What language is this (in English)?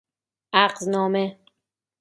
Persian